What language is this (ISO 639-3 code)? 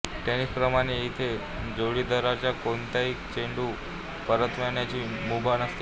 mar